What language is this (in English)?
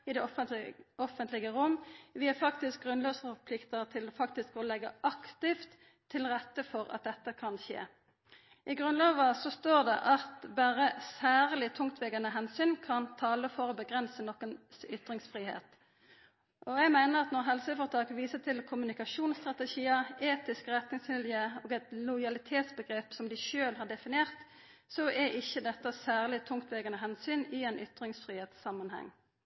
Norwegian Nynorsk